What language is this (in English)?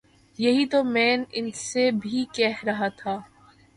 Urdu